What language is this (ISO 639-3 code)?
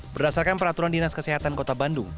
ind